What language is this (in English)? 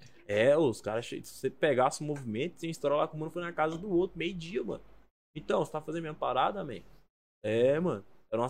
Portuguese